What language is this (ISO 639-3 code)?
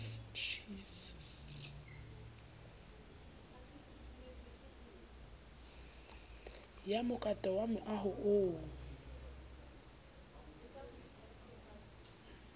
sot